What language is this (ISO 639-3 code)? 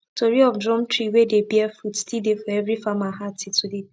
pcm